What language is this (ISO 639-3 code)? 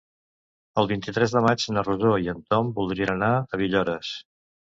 cat